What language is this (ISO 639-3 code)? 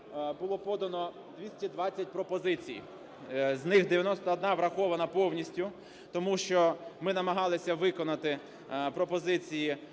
ukr